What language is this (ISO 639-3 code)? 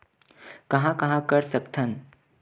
hne